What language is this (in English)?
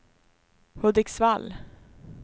Swedish